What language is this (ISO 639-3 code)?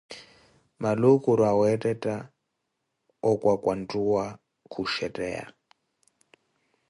eko